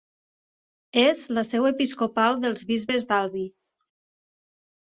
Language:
Catalan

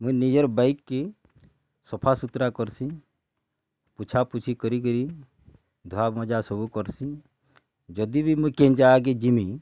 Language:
Odia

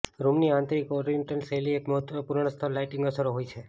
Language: Gujarati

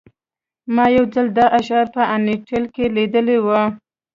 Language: Pashto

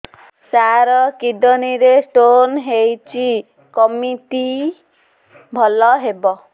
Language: Odia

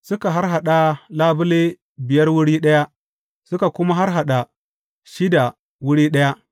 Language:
Hausa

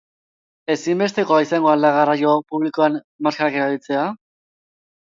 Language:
Basque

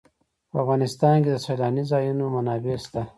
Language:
Pashto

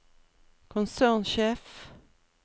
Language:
Norwegian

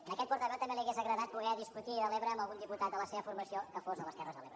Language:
Catalan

